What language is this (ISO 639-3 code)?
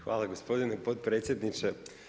hrv